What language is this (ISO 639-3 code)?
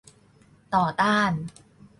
tha